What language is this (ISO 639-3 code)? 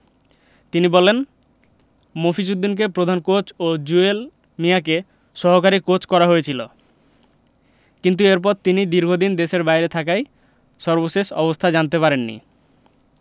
ben